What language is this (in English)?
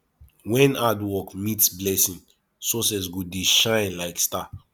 Nigerian Pidgin